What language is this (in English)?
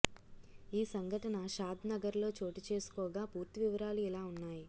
Telugu